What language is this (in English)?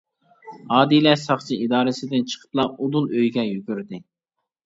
Uyghur